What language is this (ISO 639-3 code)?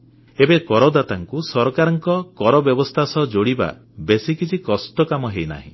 ori